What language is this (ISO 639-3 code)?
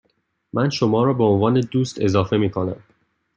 fas